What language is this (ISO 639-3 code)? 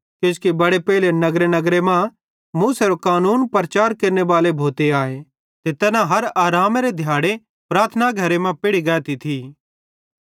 bhd